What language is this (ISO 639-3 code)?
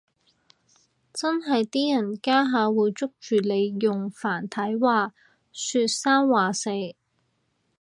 yue